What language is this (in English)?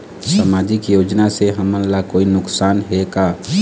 Chhattisgarhi